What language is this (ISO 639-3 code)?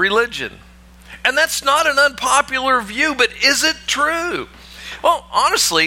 eng